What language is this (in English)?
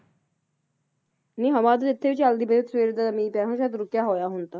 Punjabi